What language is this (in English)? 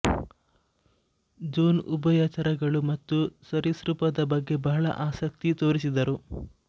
Kannada